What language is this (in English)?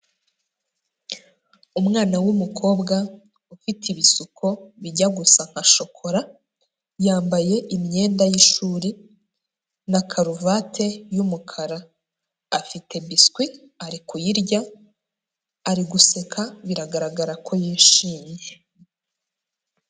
Kinyarwanda